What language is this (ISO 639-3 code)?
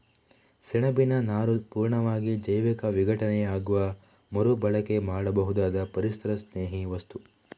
kan